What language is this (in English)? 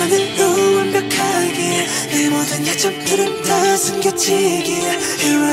Polish